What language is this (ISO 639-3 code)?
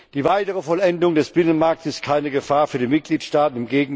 deu